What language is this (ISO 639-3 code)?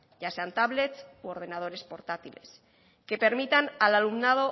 spa